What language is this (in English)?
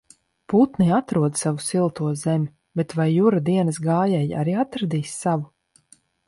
Latvian